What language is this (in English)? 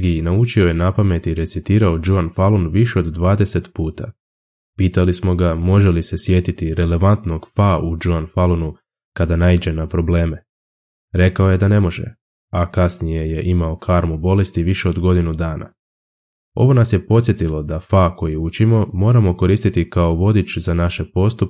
Croatian